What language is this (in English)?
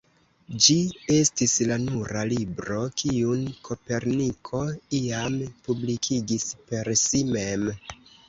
Esperanto